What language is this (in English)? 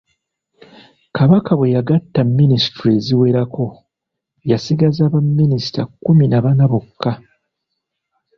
Ganda